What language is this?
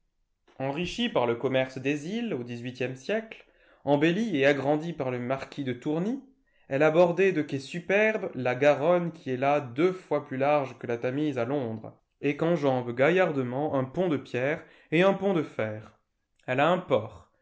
French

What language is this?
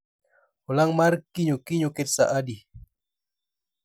Luo (Kenya and Tanzania)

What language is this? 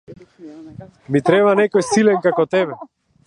Macedonian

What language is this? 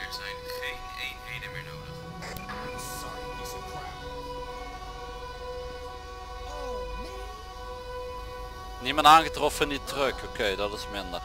Dutch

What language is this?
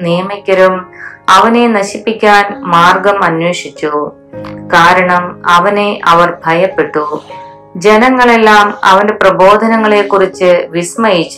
Malayalam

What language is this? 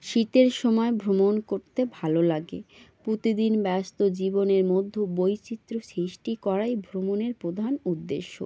Bangla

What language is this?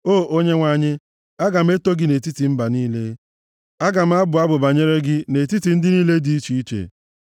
Igbo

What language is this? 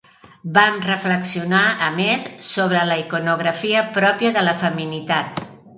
Catalan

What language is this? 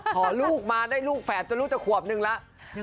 Thai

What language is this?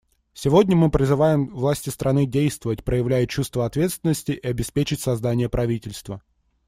Russian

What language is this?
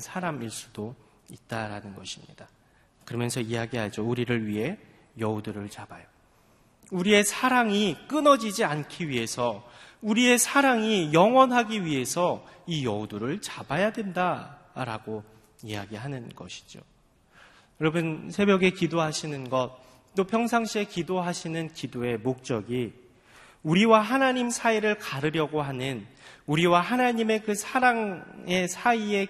Korean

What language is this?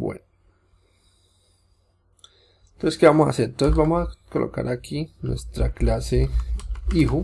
Spanish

